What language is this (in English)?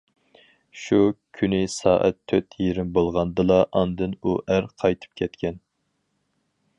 Uyghur